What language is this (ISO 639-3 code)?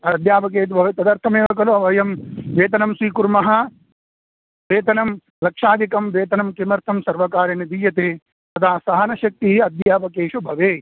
san